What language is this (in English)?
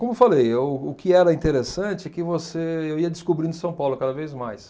Portuguese